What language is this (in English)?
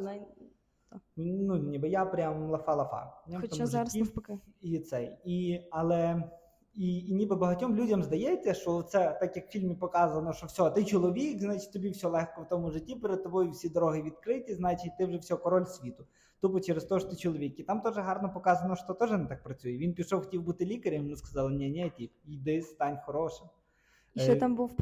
Ukrainian